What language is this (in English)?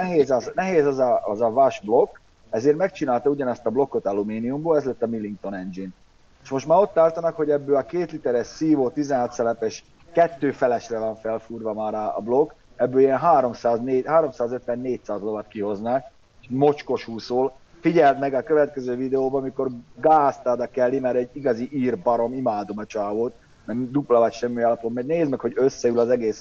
Hungarian